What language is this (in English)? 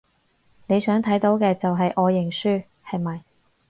Cantonese